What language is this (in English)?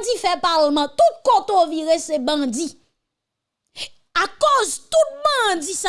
French